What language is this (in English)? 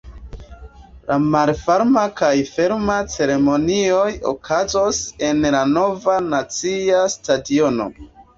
Esperanto